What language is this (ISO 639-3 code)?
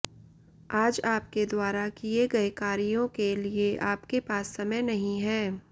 hin